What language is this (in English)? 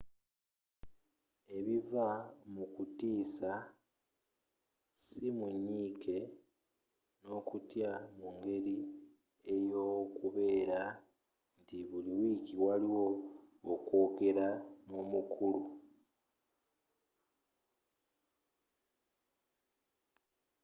Ganda